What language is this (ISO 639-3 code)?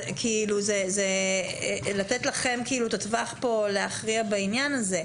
heb